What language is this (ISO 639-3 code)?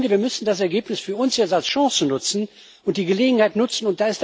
deu